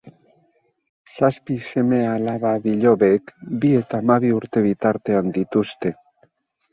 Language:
Basque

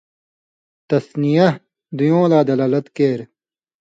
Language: Indus Kohistani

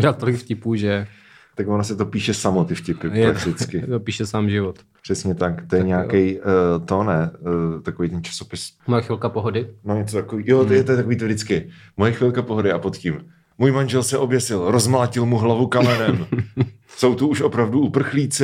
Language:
Czech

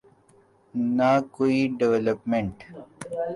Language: Urdu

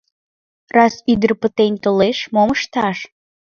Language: Mari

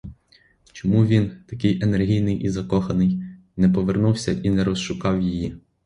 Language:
Ukrainian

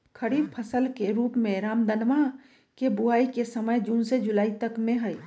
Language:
Magahi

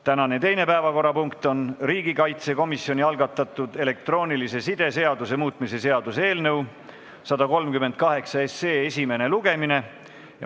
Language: Estonian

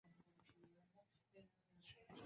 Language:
Bangla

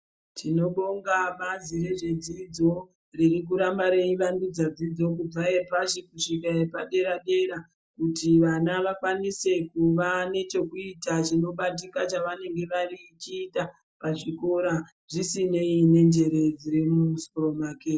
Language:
Ndau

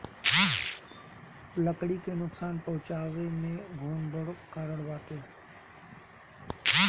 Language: Bhojpuri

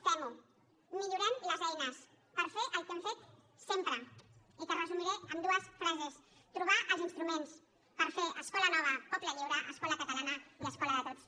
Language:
Catalan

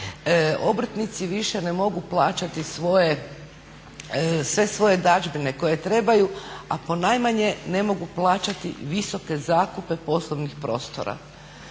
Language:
Croatian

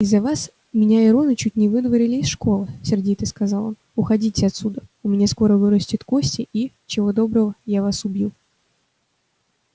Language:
Russian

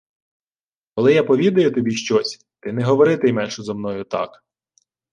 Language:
Ukrainian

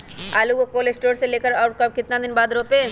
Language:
Magahi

